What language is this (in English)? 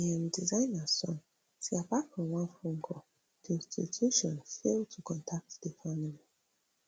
Nigerian Pidgin